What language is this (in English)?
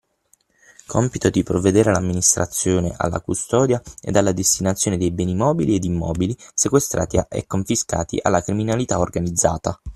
Italian